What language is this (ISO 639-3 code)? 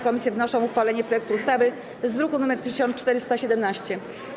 pol